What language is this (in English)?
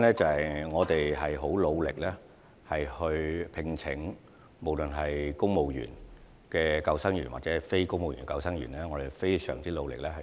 Cantonese